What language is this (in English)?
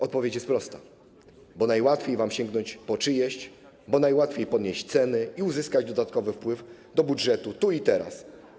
Polish